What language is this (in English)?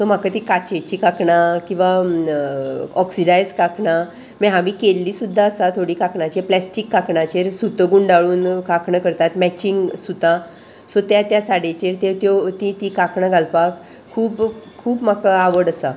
Konkani